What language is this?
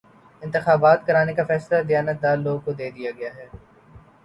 Urdu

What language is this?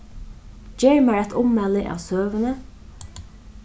Faroese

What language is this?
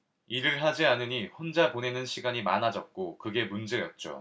Korean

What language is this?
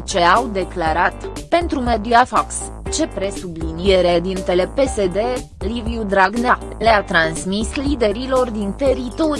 Romanian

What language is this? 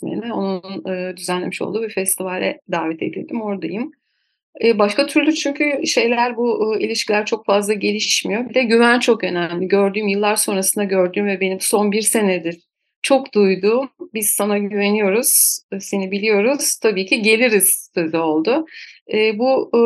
Turkish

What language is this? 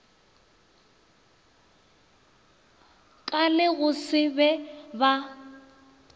Northern Sotho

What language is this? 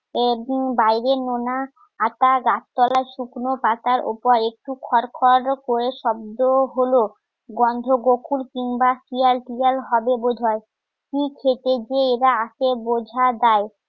Bangla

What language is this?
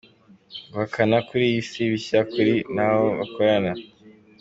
Kinyarwanda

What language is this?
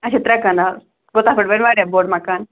Kashmiri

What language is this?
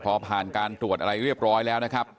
Thai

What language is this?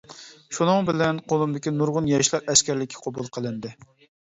Uyghur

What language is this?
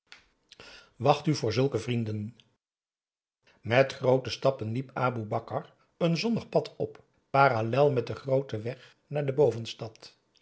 Dutch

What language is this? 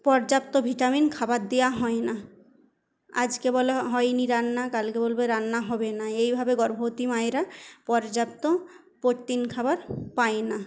Bangla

